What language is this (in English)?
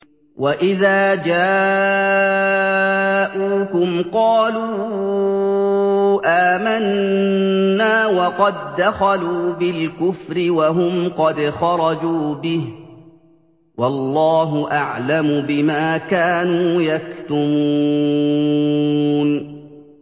Arabic